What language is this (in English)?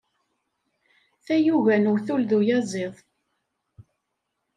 Kabyle